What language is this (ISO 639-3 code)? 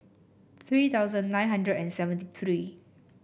eng